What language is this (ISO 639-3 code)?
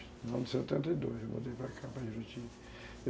por